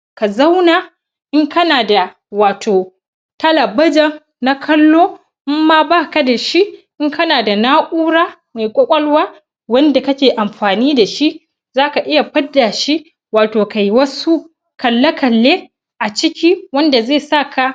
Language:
Hausa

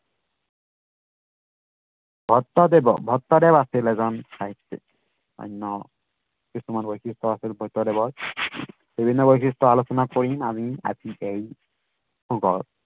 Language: Assamese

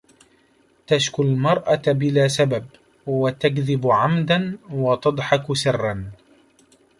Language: Arabic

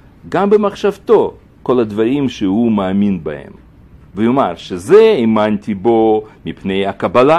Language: Hebrew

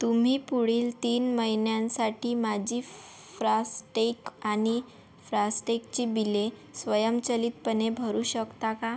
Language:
Marathi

